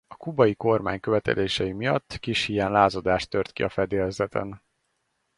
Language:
Hungarian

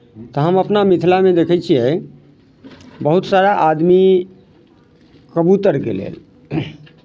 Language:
Maithili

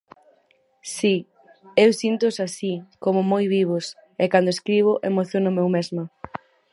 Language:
Galician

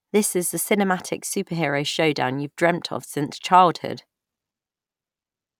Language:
English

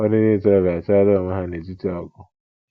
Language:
Igbo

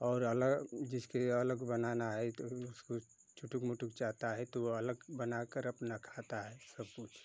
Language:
Hindi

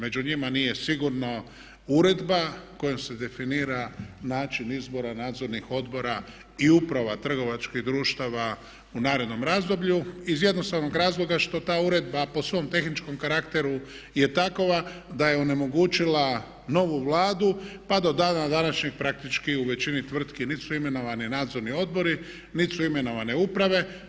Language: Croatian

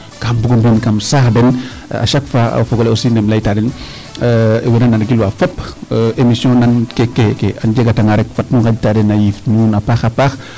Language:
Serer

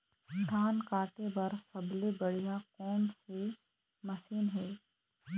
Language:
Chhattisgarhi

